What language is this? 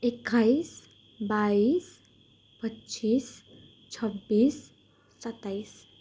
Nepali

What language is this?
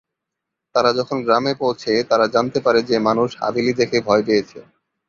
Bangla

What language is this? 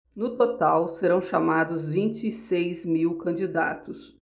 Portuguese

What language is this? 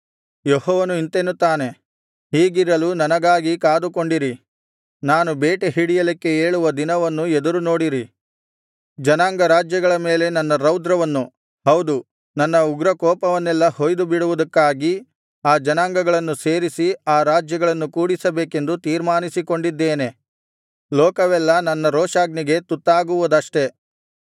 Kannada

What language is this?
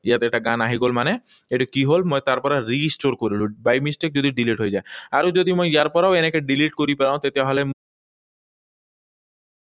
Assamese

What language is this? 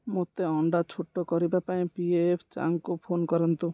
Odia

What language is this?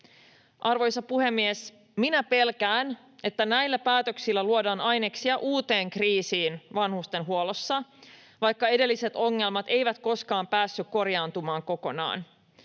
Finnish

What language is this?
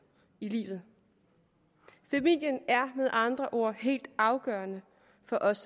Danish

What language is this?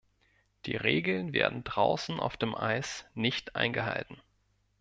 German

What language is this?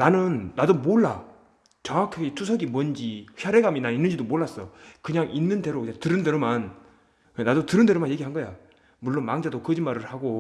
Korean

